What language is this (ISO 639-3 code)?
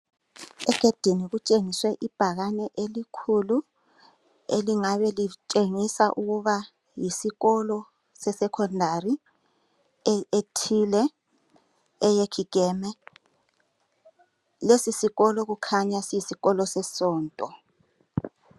nde